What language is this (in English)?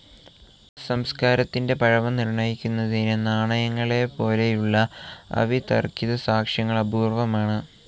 Malayalam